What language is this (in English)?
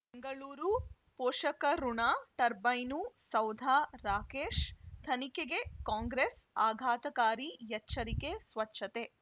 Kannada